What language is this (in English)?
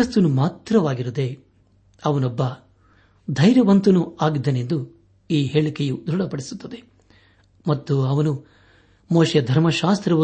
Kannada